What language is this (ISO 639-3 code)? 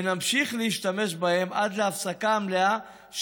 heb